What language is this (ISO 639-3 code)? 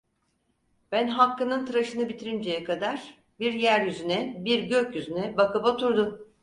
tur